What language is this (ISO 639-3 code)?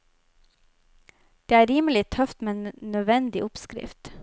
nor